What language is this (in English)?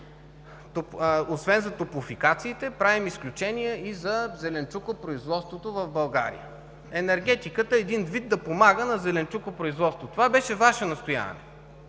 Bulgarian